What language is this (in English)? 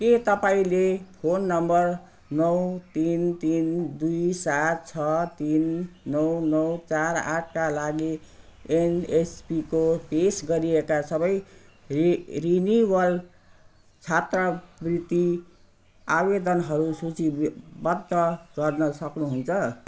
Nepali